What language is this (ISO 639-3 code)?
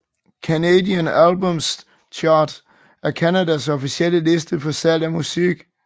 dan